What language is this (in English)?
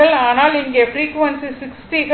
Tamil